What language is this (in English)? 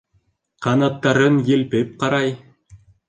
Bashkir